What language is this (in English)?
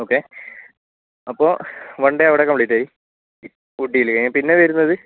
Malayalam